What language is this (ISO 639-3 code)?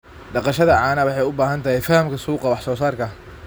som